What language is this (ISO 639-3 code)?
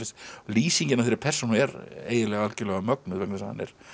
isl